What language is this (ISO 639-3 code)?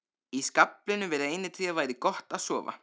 isl